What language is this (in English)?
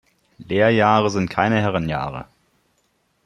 German